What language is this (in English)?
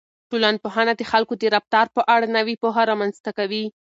Pashto